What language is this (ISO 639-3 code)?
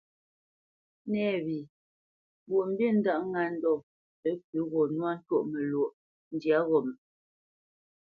bce